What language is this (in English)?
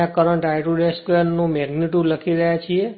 Gujarati